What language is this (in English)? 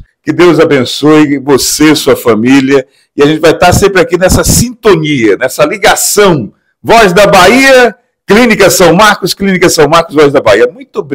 Portuguese